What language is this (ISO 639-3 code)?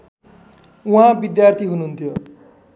nep